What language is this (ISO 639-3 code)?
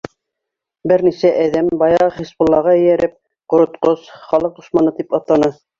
bak